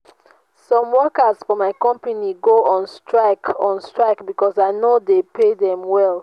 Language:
Nigerian Pidgin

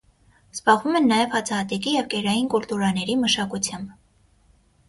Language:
Armenian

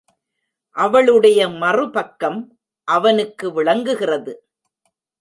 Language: Tamil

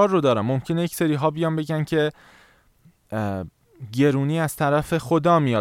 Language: Persian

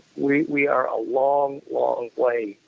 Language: English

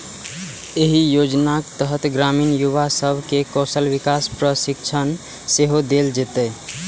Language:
Maithili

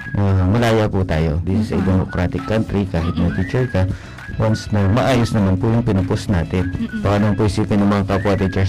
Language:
Filipino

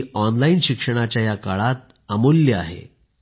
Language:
Marathi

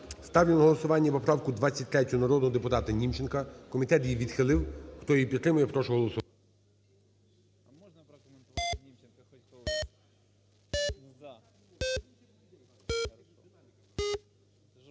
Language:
Ukrainian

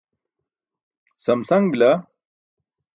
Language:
Burushaski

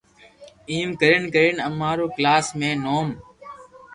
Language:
Loarki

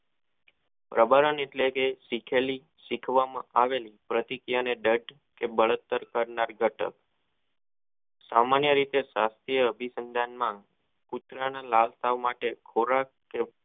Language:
Gujarati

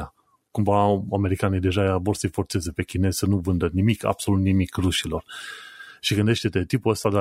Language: Romanian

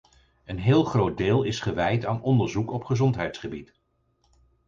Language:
Dutch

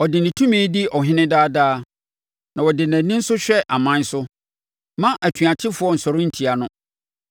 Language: Akan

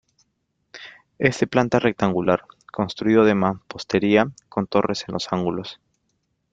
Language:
Spanish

